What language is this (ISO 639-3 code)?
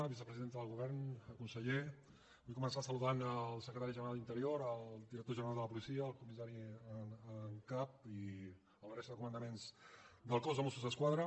cat